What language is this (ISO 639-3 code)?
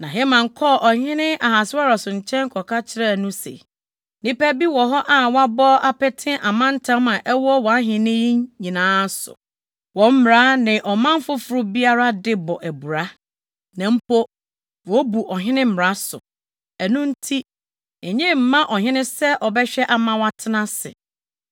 aka